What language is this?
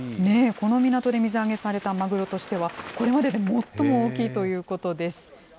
Japanese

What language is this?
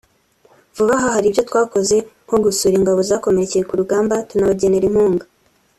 Kinyarwanda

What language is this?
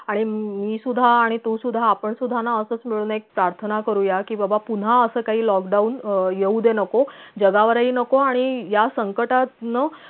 Marathi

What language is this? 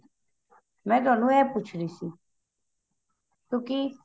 Punjabi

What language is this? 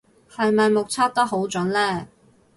Cantonese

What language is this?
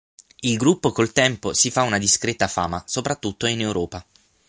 Italian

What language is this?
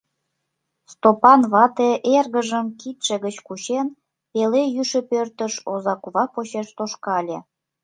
Mari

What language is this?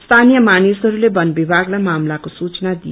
Nepali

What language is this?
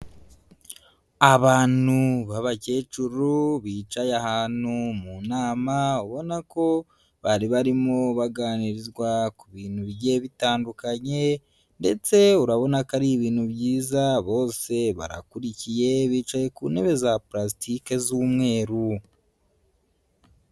Kinyarwanda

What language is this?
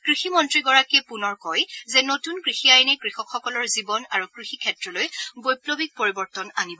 Assamese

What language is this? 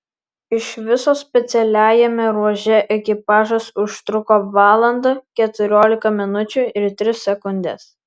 Lithuanian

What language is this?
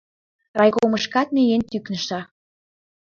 Mari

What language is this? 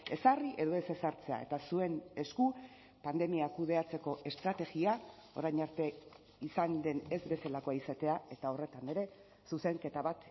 Basque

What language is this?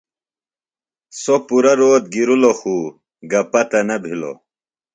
Phalura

